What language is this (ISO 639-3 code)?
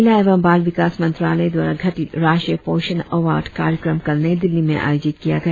hin